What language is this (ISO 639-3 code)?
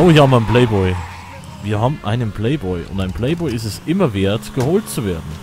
deu